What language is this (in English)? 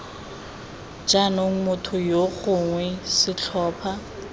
Tswana